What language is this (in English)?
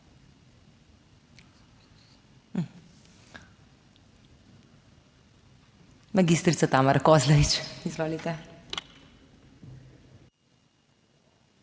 Slovenian